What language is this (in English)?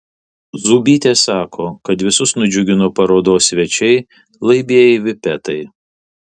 Lithuanian